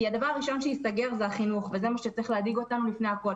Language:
Hebrew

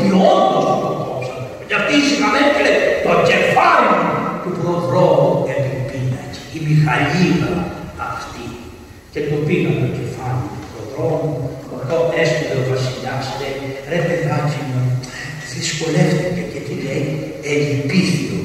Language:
Greek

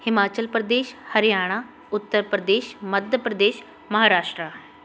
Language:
Punjabi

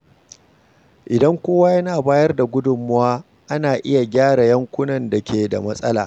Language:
Hausa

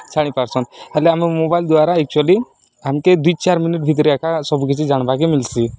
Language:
Odia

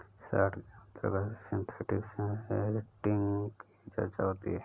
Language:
Hindi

